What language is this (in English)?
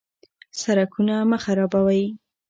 Pashto